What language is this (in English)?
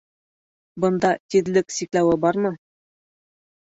Bashkir